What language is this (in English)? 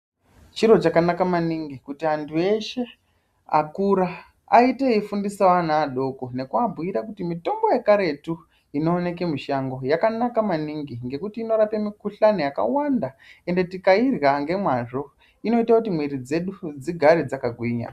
Ndau